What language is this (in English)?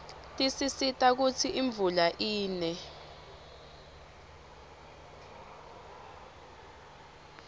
Swati